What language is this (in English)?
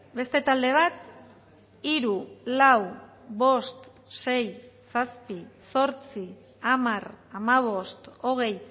Basque